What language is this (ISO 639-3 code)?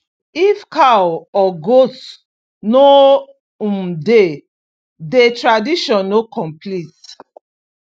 pcm